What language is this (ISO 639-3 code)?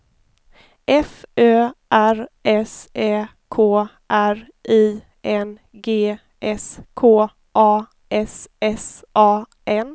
swe